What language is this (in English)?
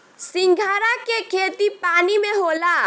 Bhojpuri